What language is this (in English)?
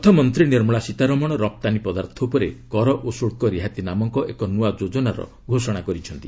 Odia